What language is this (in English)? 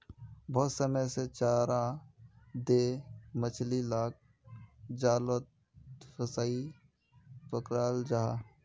Magahi